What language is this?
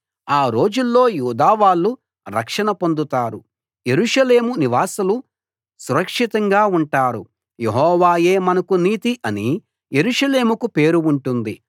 Telugu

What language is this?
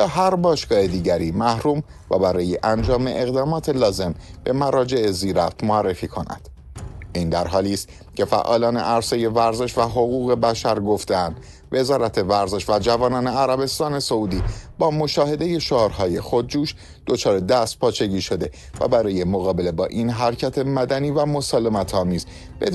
Persian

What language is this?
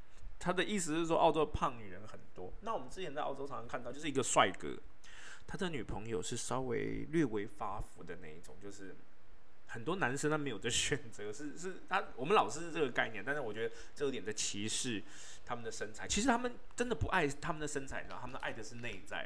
Chinese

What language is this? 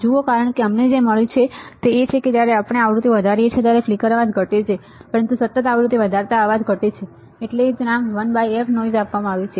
Gujarati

